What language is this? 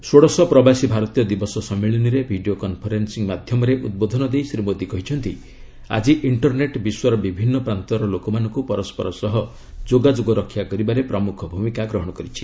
Odia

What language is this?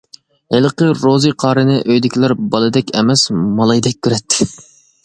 Uyghur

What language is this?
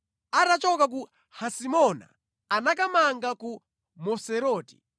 Nyanja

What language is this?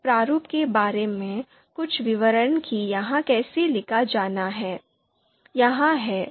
Hindi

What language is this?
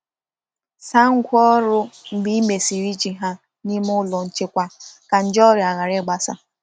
Igbo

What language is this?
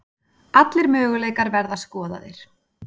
Icelandic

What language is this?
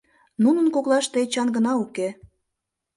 Mari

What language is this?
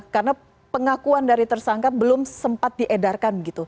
Indonesian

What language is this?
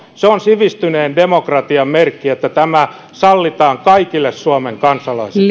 Finnish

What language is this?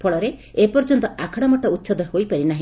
Odia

